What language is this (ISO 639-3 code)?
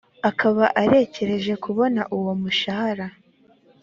kin